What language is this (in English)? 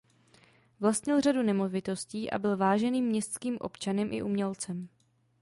Czech